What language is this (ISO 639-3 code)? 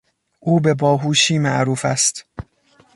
fas